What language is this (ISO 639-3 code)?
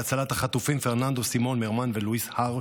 heb